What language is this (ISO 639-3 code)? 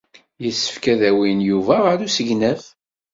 kab